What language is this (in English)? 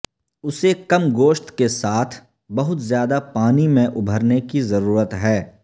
Urdu